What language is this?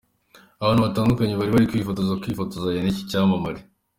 Kinyarwanda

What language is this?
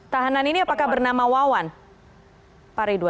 Indonesian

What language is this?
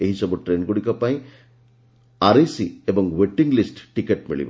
Odia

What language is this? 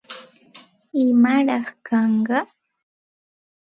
Santa Ana de Tusi Pasco Quechua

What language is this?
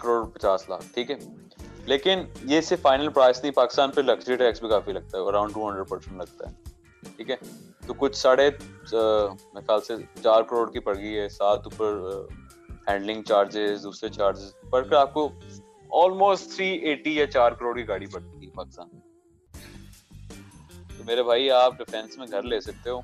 Urdu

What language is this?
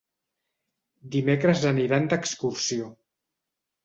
Catalan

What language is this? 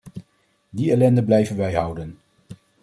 Dutch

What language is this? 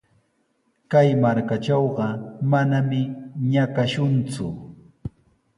Sihuas Ancash Quechua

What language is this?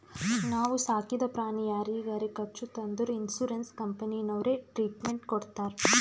Kannada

